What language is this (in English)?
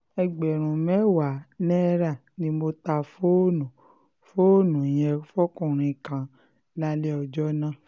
Yoruba